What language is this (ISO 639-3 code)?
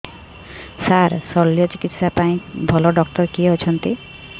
ori